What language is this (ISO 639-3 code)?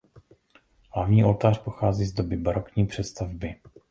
ces